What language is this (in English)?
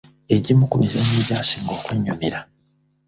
Ganda